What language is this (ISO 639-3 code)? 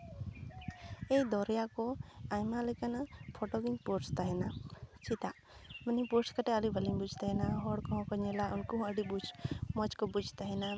sat